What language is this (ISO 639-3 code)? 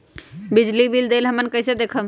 mag